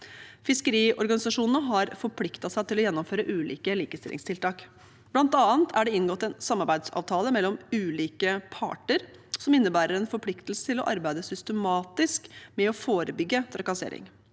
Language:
Norwegian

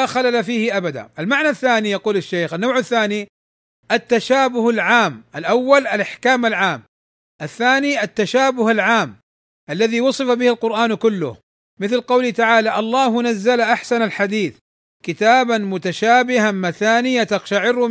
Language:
Arabic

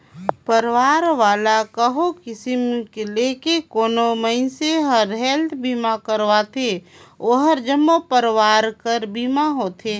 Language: Chhattisgarhi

